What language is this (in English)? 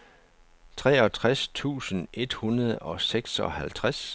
Danish